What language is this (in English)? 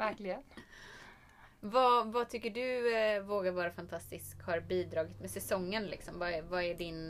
Swedish